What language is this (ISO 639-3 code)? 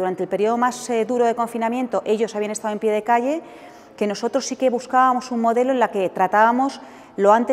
spa